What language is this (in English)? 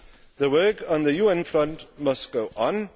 English